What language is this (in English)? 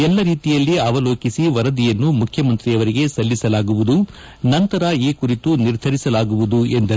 Kannada